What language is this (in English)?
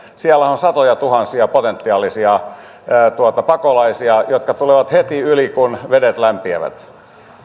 Finnish